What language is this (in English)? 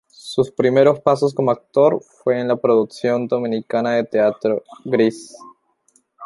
Spanish